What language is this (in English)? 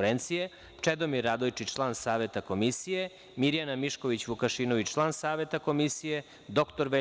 Serbian